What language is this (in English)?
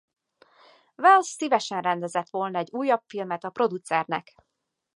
Hungarian